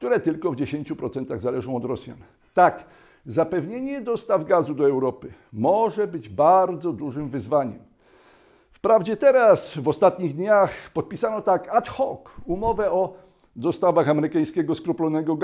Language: Polish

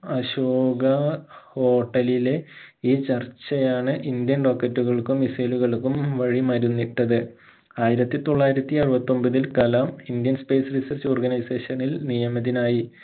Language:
Malayalam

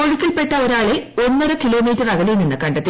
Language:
Malayalam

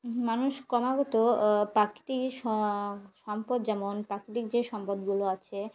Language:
Bangla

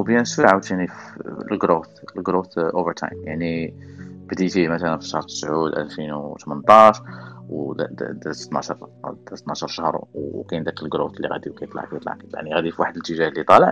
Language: Arabic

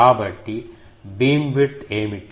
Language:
Telugu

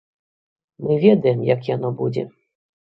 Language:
Belarusian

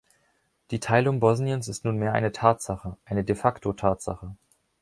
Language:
German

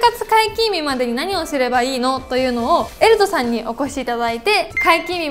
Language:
Japanese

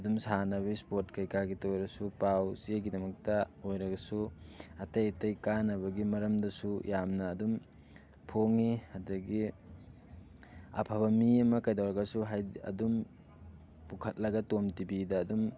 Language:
Manipuri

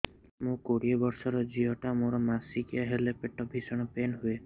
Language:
Odia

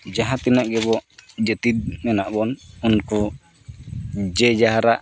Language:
Santali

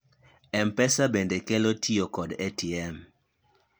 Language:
Luo (Kenya and Tanzania)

